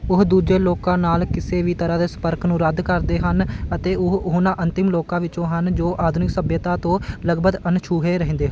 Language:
Punjabi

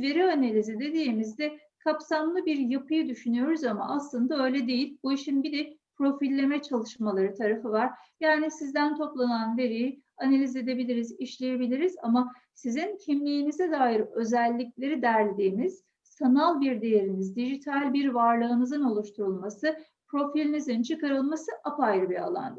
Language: Turkish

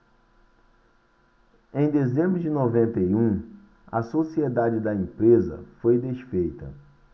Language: Portuguese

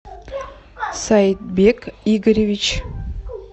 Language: Russian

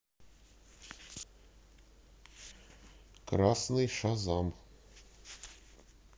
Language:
Russian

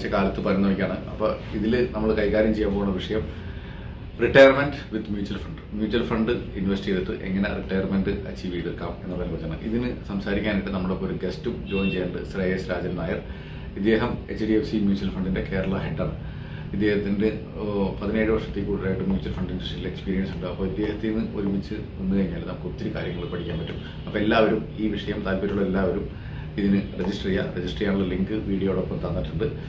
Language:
Indonesian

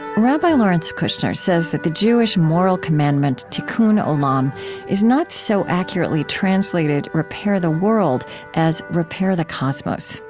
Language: English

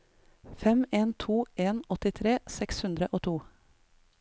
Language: Norwegian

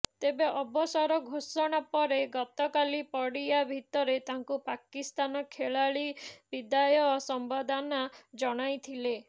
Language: Odia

